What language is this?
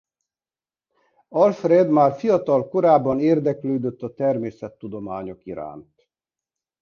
Hungarian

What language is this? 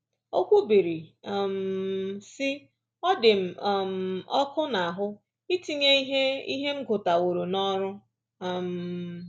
Igbo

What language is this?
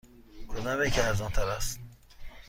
Persian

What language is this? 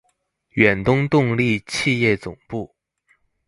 Chinese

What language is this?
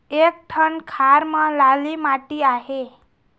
Chhattisgarhi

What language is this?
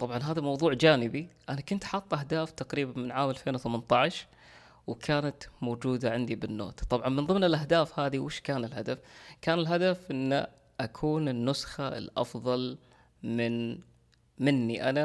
Arabic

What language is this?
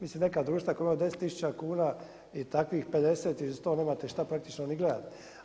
Croatian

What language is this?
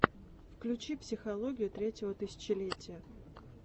Russian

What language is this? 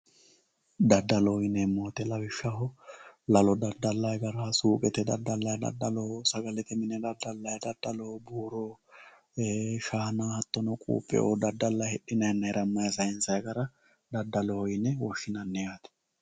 Sidamo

